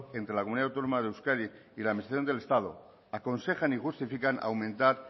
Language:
Spanish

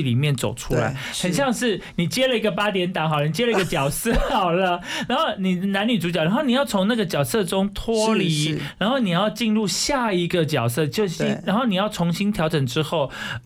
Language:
Chinese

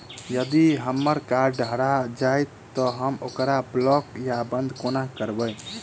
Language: Maithili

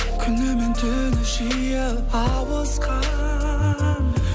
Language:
Kazakh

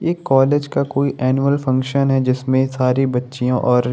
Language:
Hindi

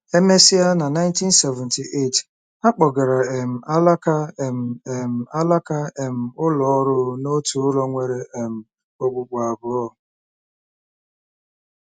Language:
Igbo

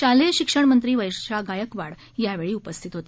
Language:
Marathi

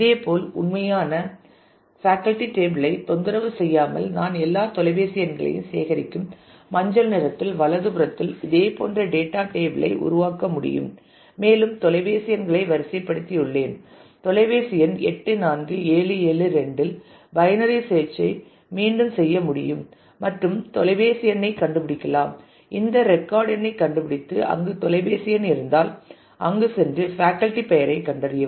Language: Tamil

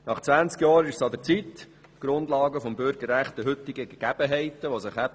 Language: Swiss German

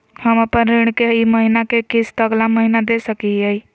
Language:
Magahi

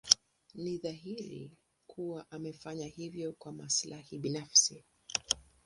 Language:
Swahili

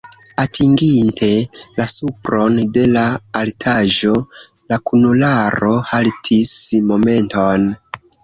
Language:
Esperanto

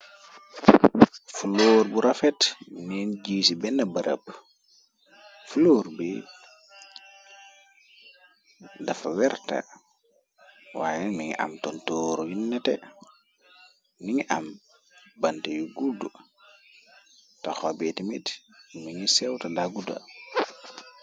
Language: Wolof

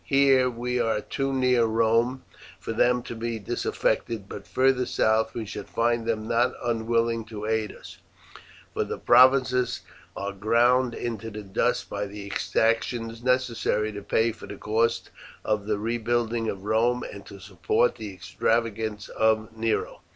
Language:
English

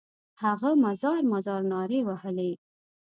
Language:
Pashto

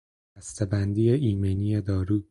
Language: Persian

